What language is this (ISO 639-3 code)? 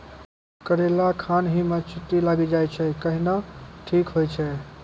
mai